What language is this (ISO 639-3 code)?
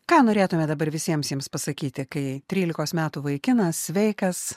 lit